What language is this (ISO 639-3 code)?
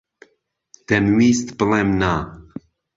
ckb